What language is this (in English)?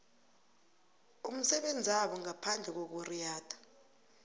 South Ndebele